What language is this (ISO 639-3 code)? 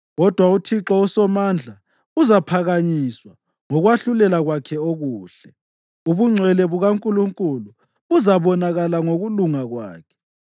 nde